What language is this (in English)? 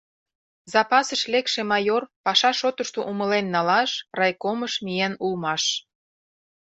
Mari